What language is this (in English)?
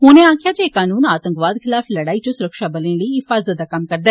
Dogri